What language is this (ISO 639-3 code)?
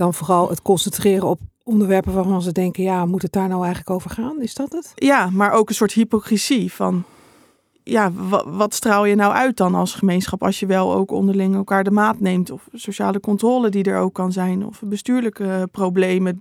nld